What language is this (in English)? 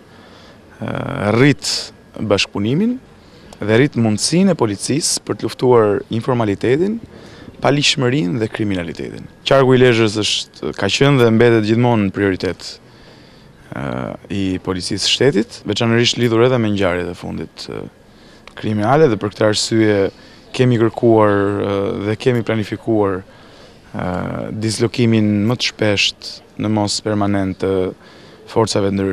Romanian